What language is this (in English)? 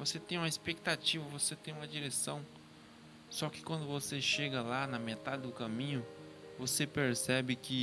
Portuguese